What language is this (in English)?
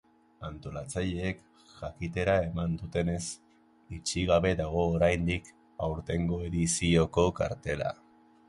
Basque